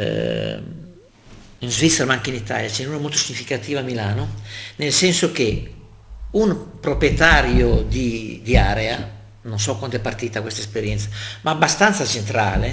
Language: Italian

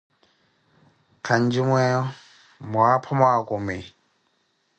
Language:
Koti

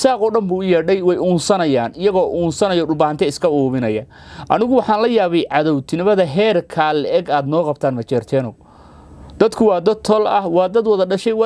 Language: Arabic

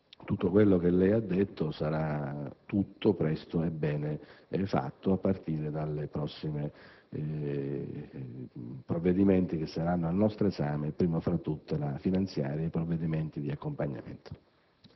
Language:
Italian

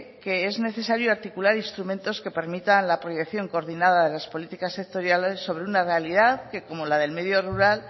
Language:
Spanish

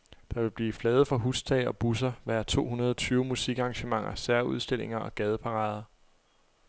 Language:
Danish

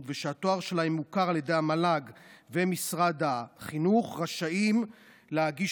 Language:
Hebrew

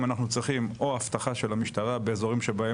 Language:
Hebrew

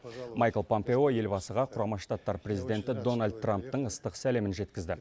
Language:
Kazakh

